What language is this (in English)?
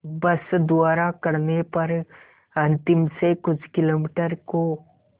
Hindi